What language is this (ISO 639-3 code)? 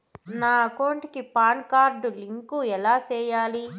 tel